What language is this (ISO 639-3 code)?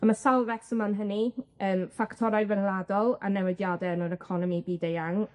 cym